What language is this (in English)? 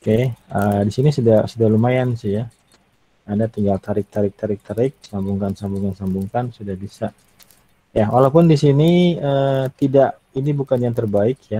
Indonesian